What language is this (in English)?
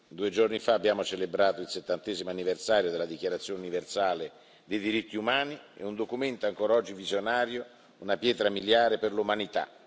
Italian